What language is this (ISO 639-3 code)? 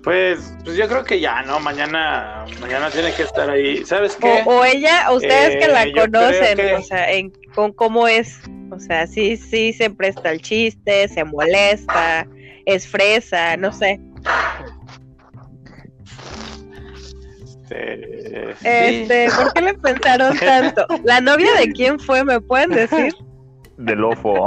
spa